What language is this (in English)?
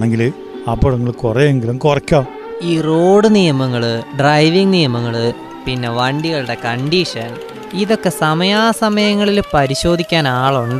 Malayalam